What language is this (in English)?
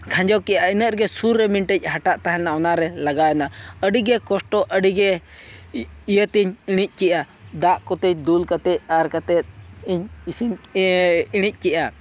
Santali